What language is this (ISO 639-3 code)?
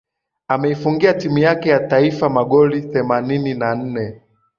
swa